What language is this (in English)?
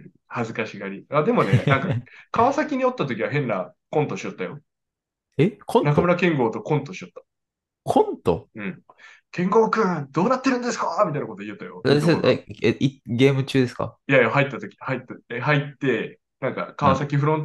Japanese